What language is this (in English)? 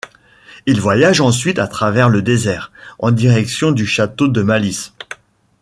French